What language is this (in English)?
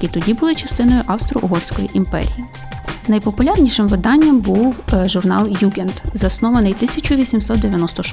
Ukrainian